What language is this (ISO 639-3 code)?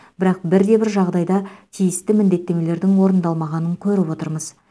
kaz